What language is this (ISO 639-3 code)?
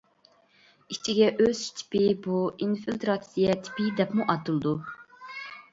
uig